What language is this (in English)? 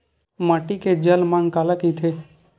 Chhattisgarhi